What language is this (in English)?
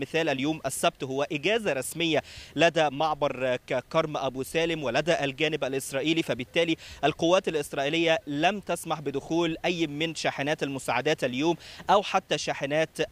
Arabic